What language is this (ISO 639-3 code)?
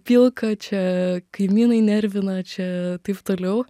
lit